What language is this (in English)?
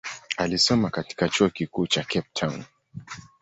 Swahili